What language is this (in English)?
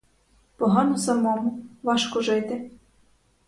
Ukrainian